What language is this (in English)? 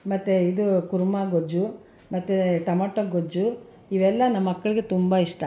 Kannada